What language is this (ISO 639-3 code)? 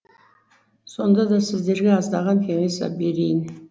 kaz